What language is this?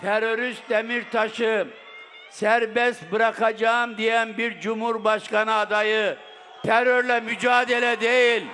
Turkish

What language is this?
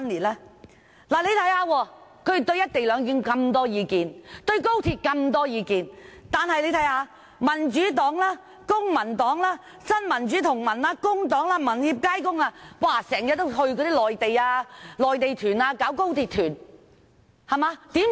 Cantonese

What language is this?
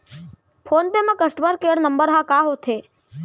Chhattisgarhi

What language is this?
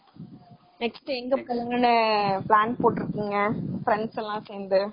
Tamil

